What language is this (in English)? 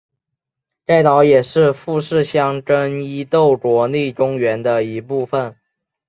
Chinese